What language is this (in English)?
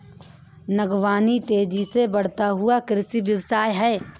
Hindi